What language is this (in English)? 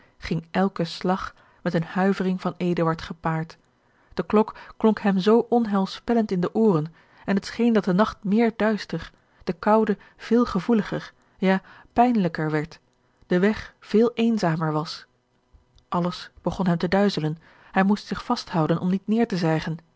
Dutch